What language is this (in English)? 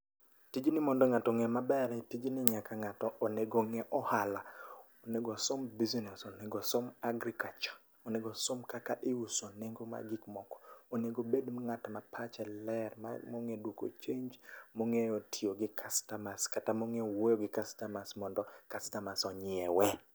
Luo (Kenya and Tanzania)